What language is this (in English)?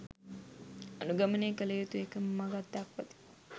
Sinhala